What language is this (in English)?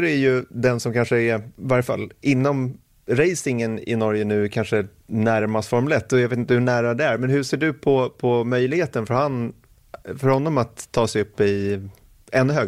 Swedish